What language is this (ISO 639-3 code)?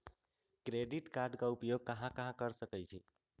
mag